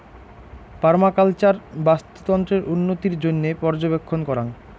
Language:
Bangla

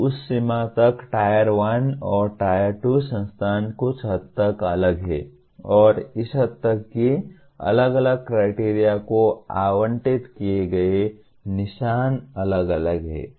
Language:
Hindi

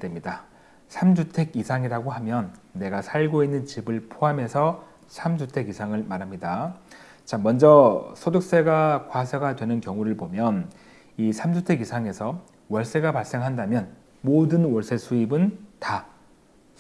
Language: Korean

